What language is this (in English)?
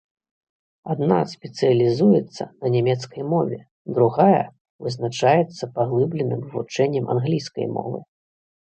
Belarusian